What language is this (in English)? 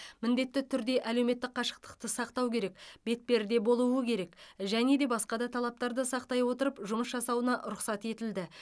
Kazakh